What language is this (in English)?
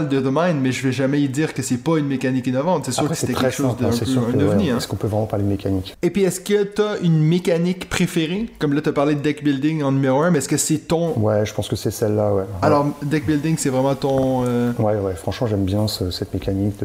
French